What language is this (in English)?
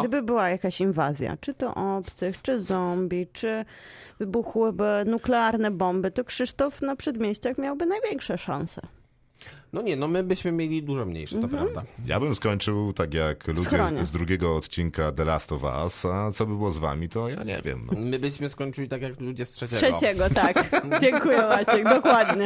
Polish